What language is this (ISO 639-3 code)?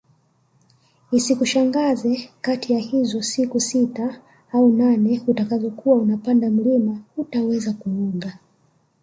swa